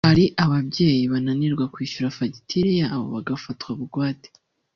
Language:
Kinyarwanda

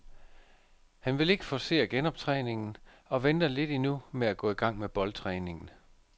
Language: Danish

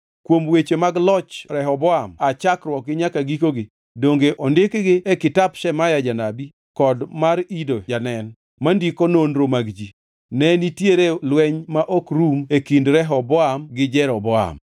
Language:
Luo (Kenya and Tanzania)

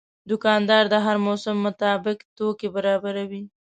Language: Pashto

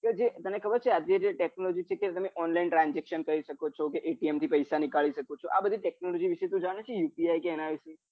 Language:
Gujarati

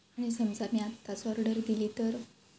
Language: Marathi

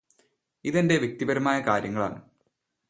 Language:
Malayalam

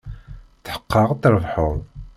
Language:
Kabyle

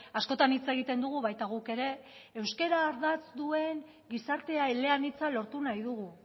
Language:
Basque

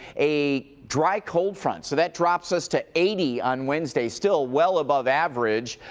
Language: English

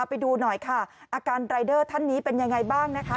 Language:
Thai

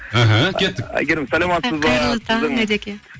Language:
Kazakh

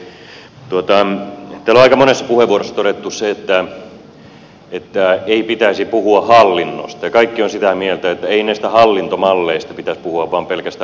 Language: Finnish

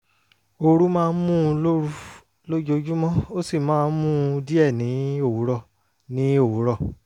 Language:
Yoruba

